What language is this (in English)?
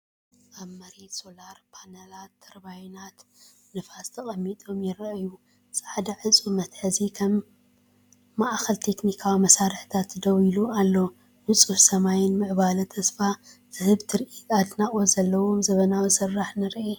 Tigrinya